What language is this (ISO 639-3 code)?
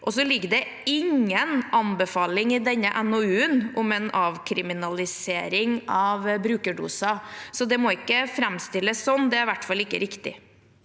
nor